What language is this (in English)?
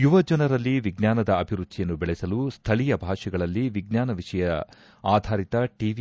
Kannada